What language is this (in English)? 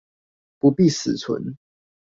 Chinese